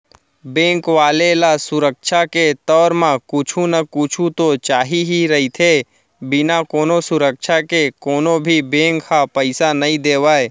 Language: Chhattisgarhi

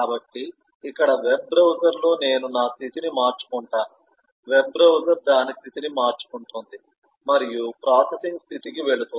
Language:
Telugu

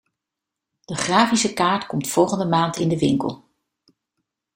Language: Dutch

